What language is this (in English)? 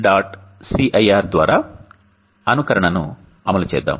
Telugu